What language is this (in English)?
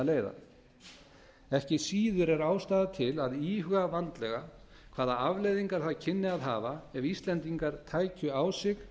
Icelandic